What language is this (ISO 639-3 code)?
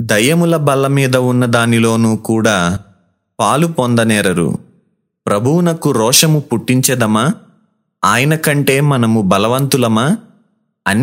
tel